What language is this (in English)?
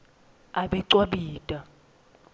Swati